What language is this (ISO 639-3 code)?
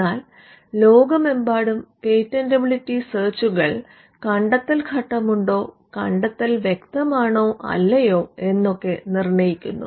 mal